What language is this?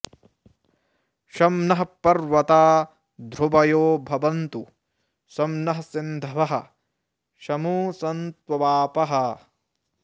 Sanskrit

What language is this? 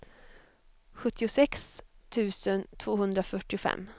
Swedish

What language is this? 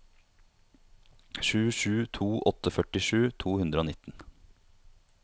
Norwegian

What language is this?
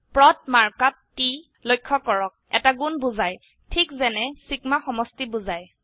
Assamese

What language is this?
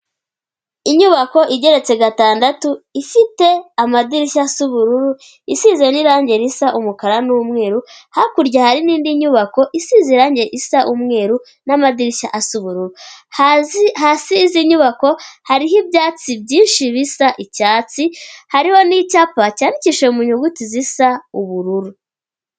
Kinyarwanda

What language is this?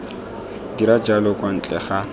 Tswana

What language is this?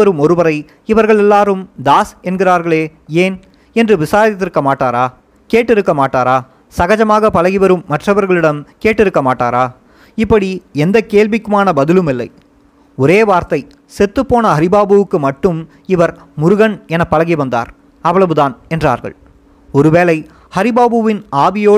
Tamil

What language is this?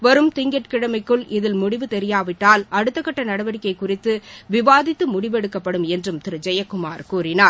Tamil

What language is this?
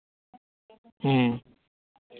Santali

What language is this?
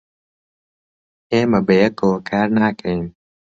Central Kurdish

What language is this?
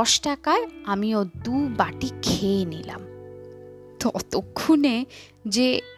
Bangla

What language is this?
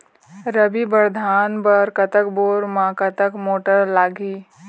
Chhattisgarhi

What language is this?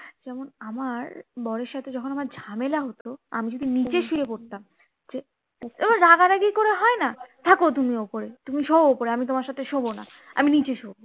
Bangla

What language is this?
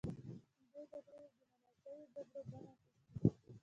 Pashto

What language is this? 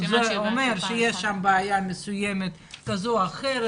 Hebrew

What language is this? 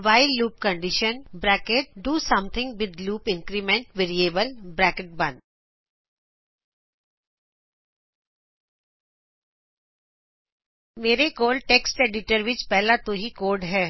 Punjabi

